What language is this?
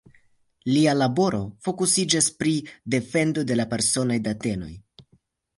Esperanto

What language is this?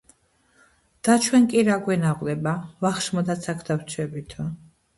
Georgian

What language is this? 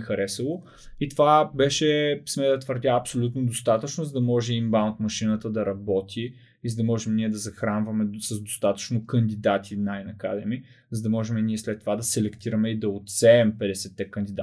Bulgarian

